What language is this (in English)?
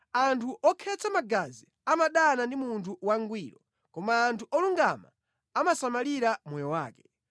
Nyanja